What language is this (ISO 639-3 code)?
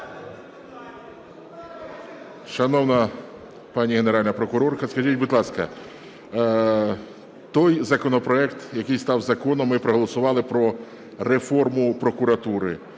ukr